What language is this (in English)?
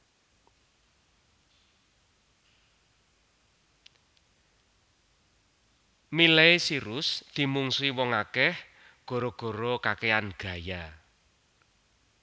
Javanese